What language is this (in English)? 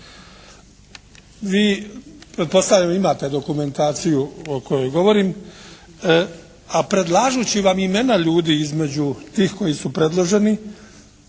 Croatian